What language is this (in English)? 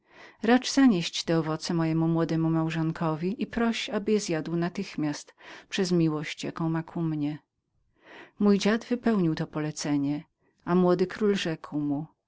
Polish